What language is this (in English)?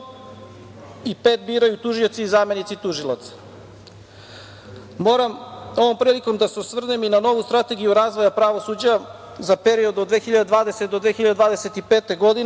Serbian